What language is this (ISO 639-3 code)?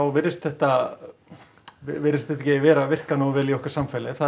isl